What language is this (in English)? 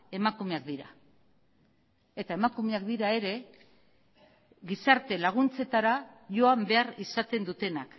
Basque